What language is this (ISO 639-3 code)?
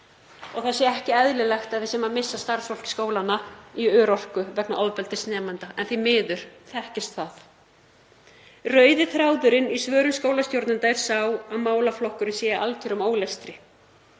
isl